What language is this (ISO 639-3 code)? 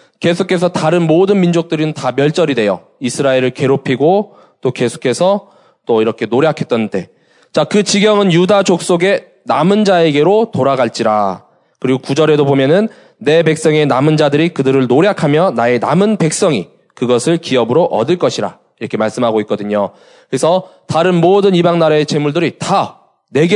kor